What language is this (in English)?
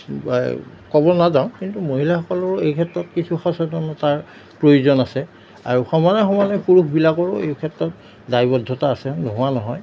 Assamese